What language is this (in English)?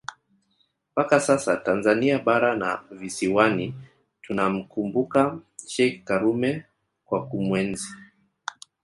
Swahili